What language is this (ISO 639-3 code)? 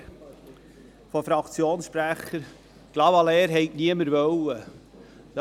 gsw